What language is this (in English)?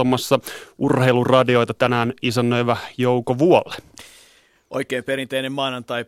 Finnish